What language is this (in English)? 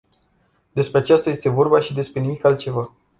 Romanian